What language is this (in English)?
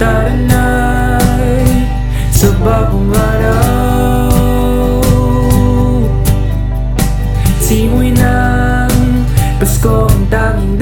Filipino